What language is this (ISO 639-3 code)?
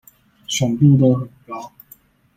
zho